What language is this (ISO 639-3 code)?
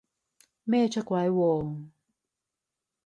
yue